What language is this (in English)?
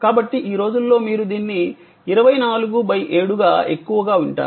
Telugu